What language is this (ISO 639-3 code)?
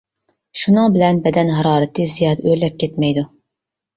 uig